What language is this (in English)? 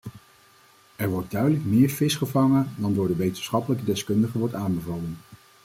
Dutch